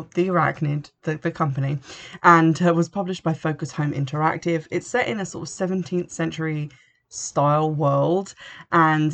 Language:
English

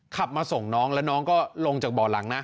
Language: Thai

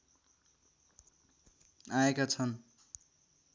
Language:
Nepali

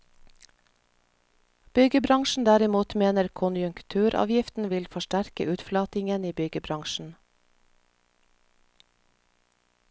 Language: Norwegian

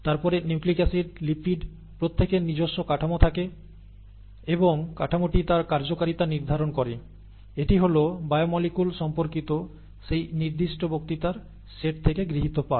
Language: Bangla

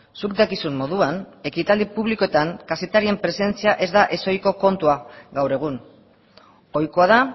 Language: Basque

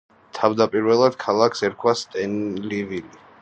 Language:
Georgian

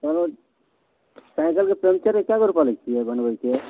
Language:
Maithili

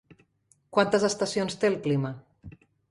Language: Catalan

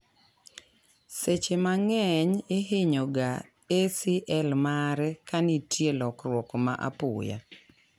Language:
Luo (Kenya and Tanzania)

